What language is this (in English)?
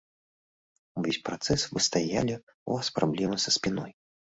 Belarusian